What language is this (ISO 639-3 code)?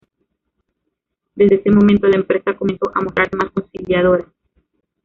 spa